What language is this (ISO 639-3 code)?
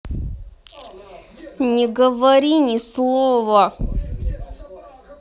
rus